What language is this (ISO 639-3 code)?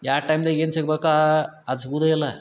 kan